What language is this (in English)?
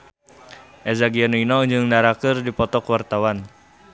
Sundanese